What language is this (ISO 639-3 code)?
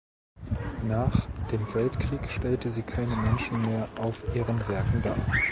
deu